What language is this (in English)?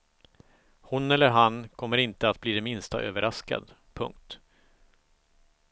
Swedish